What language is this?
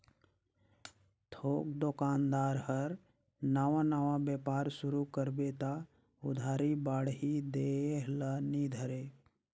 Chhattisgarhi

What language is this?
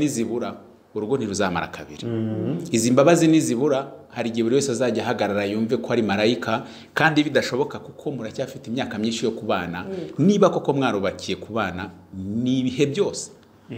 Romanian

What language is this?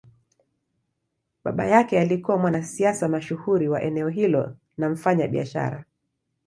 Swahili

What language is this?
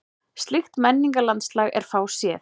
Icelandic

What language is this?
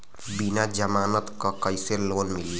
Bhojpuri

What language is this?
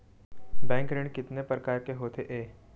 Chhattisgarhi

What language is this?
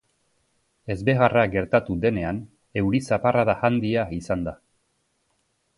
Basque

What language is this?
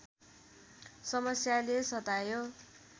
Nepali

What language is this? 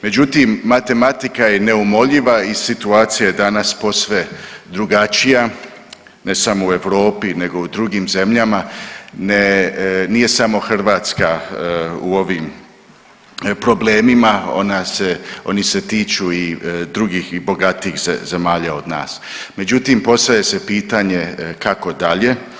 Croatian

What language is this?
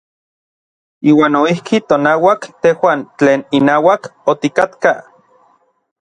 Orizaba Nahuatl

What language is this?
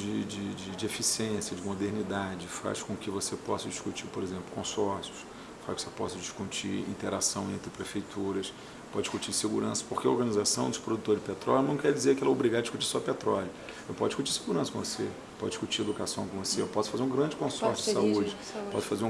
Portuguese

